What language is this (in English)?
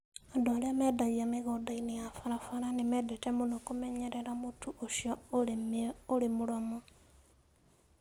Kikuyu